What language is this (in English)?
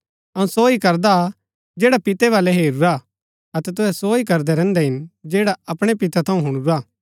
Gaddi